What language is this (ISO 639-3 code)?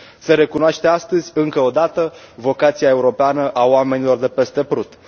ron